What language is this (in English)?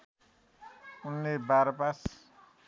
Nepali